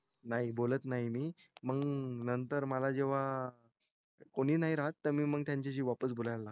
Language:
Marathi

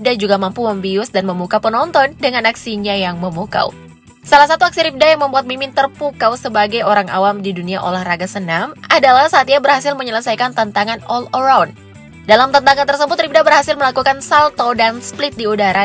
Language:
Indonesian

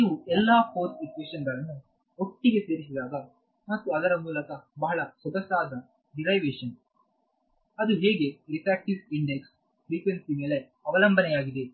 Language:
Kannada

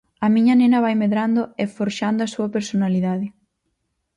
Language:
Galician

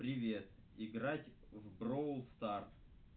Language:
Russian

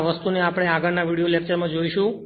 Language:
Gujarati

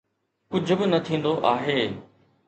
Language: Sindhi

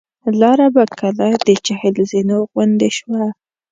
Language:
Pashto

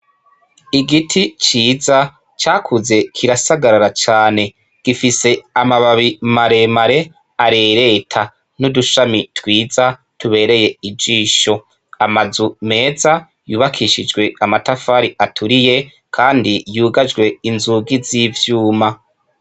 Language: Rundi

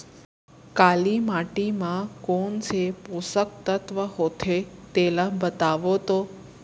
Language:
Chhattisgarhi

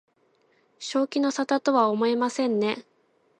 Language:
Japanese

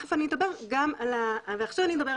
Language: Hebrew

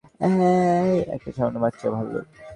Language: Bangla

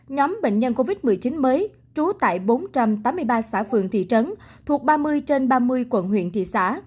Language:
Vietnamese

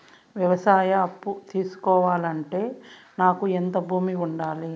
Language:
Telugu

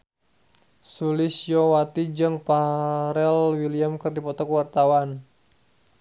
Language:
Sundanese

